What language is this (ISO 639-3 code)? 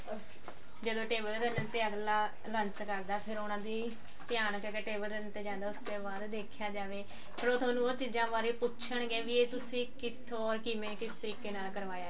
pan